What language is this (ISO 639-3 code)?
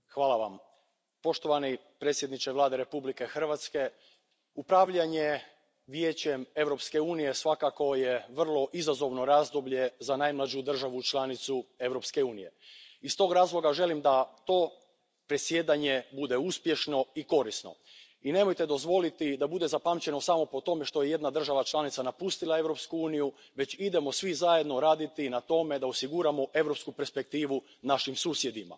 hrv